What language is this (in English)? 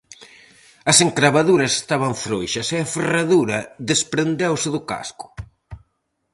Galician